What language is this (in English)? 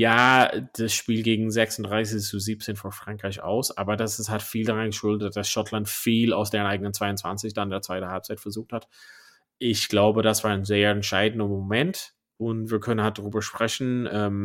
German